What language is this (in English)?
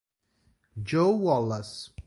Italian